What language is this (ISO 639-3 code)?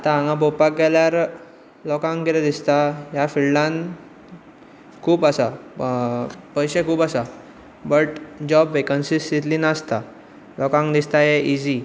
kok